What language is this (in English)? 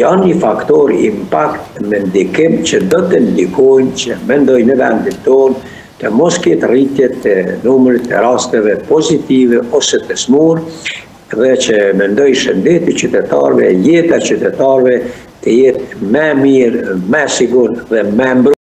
Romanian